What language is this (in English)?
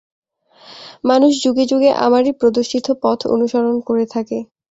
Bangla